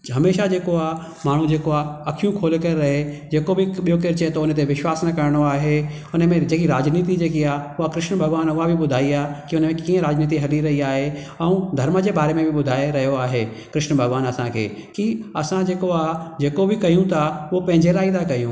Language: Sindhi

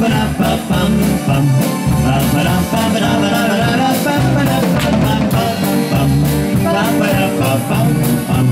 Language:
Hungarian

